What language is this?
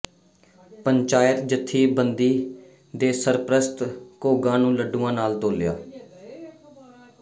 Punjabi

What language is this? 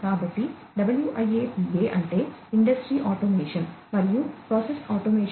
Telugu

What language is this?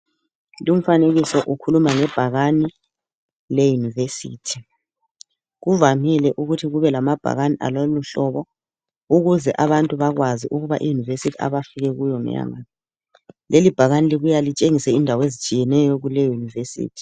North Ndebele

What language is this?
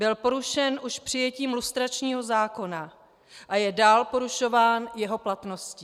Czech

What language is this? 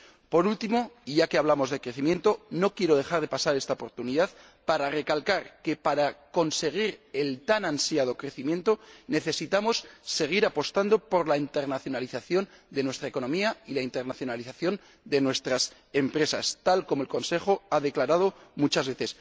Spanish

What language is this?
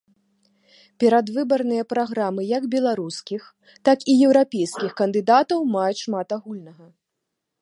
Belarusian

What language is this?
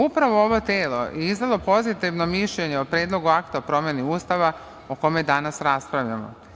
Serbian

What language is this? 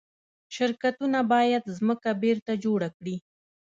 Pashto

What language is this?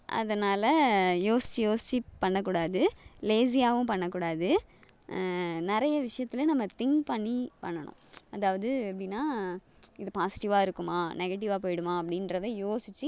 Tamil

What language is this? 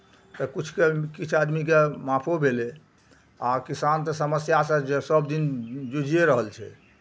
Maithili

